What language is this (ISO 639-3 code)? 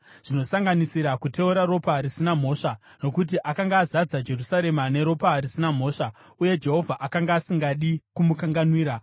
sna